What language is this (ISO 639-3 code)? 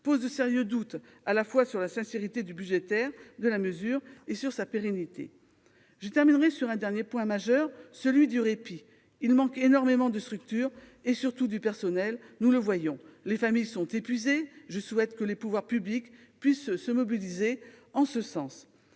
fra